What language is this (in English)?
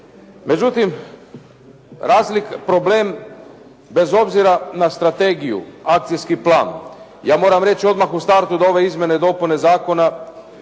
Croatian